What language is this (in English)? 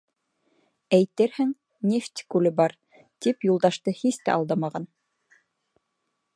Bashkir